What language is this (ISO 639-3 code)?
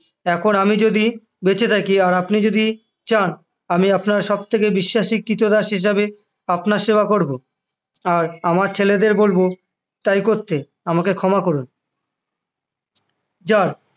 ben